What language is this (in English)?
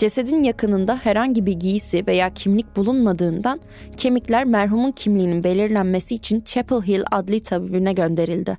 Turkish